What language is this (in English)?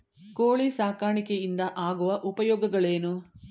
Kannada